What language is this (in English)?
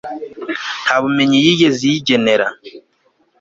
Kinyarwanda